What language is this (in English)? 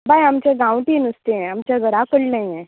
Konkani